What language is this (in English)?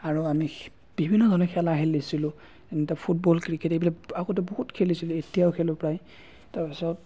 Assamese